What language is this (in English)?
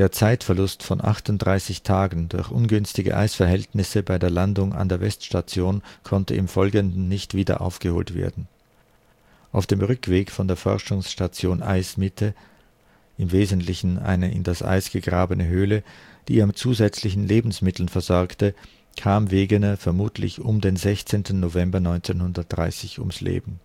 German